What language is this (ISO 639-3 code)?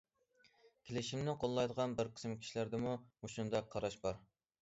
uig